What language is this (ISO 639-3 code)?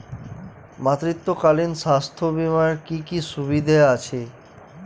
ben